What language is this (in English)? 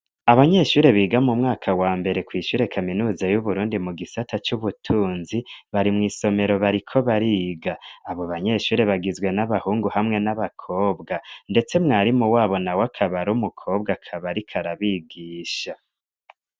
Rundi